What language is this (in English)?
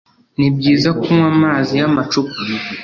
Kinyarwanda